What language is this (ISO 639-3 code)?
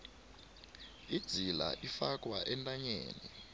nbl